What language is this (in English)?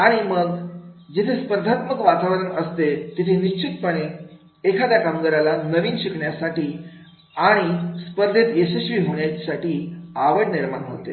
Marathi